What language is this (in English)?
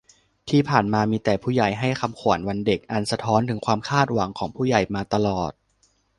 Thai